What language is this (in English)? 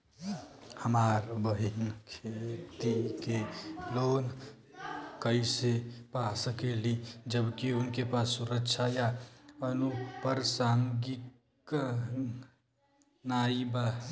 Bhojpuri